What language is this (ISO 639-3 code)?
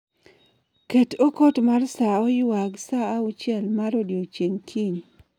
luo